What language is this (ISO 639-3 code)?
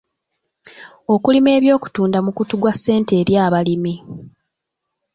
lug